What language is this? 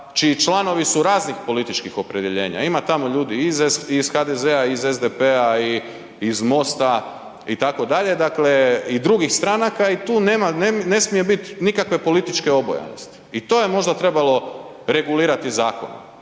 Croatian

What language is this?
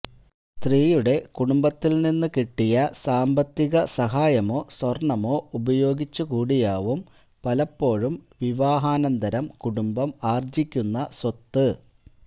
Malayalam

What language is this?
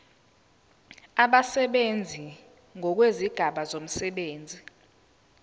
Zulu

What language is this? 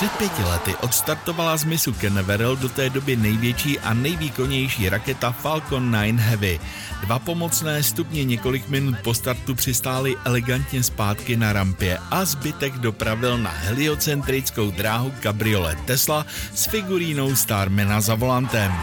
Czech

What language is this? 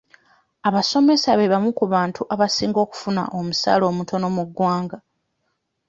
Ganda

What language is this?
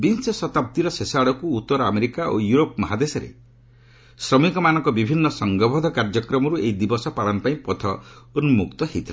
Odia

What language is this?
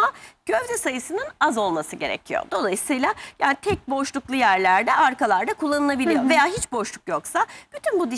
Turkish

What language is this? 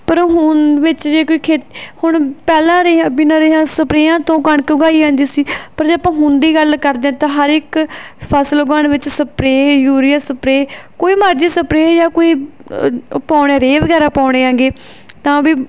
Punjabi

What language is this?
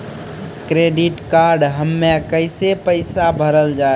Maithili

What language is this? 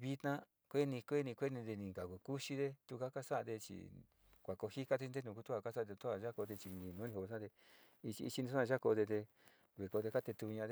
Sinicahua Mixtec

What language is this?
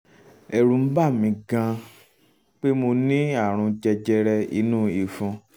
Yoruba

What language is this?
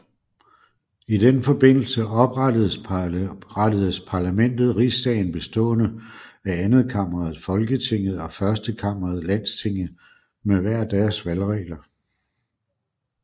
Danish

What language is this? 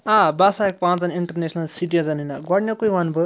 Kashmiri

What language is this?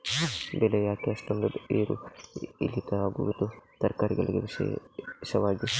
Kannada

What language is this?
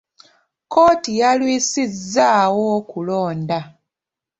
Ganda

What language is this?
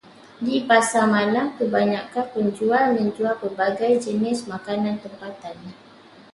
Malay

